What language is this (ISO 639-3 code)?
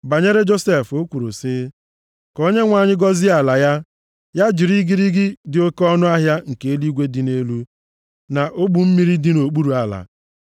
ibo